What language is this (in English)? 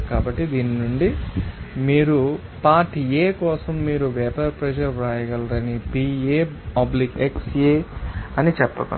Telugu